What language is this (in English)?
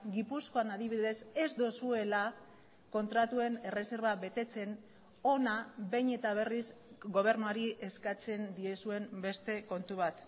Basque